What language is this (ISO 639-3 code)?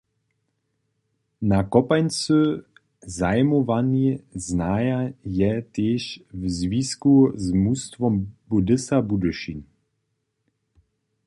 hsb